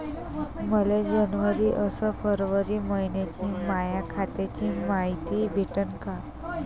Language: Marathi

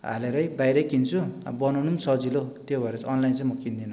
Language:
Nepali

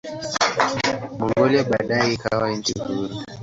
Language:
Swahili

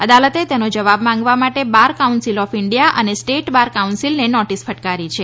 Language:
Gujarati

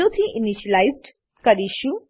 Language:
Gujarati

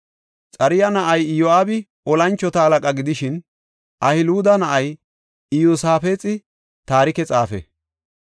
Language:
Gofa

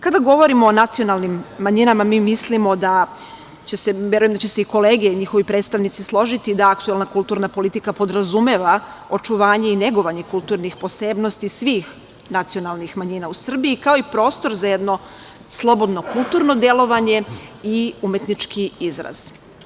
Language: Serbian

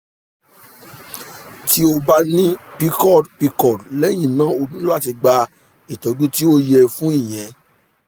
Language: Yoruba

